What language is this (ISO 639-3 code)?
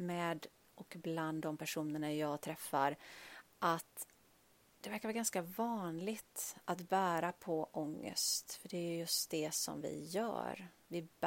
swe